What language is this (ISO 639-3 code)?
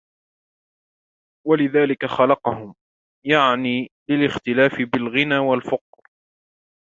ara